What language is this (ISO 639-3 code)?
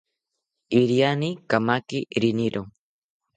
cpy